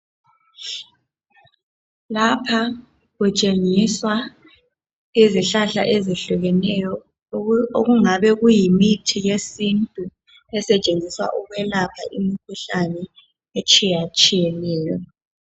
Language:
North Ndebele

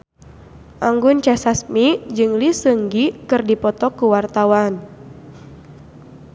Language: Sundanese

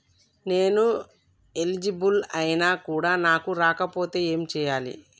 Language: Telugu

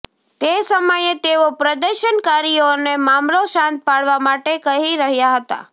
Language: Gujarati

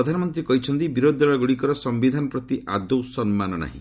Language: Odia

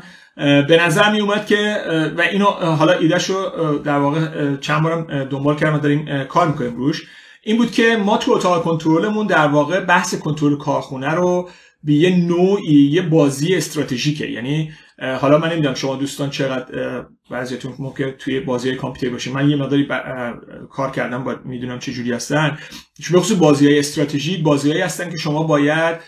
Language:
Persian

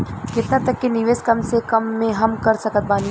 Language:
Bhojpuri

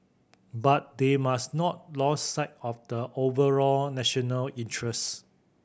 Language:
English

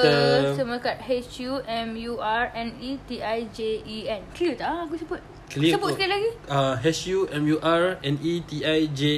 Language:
Malay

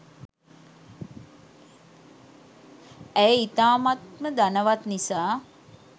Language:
Sinhala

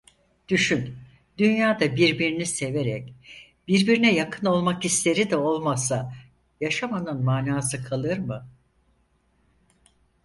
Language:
Turkish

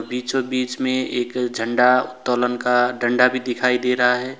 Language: Hindi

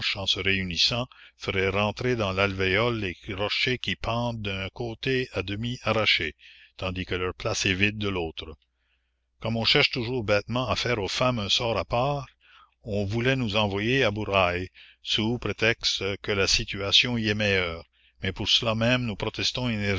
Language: French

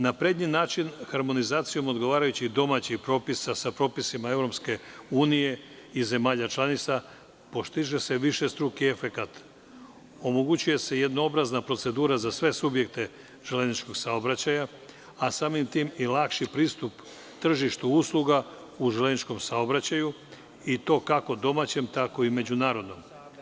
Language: Serbian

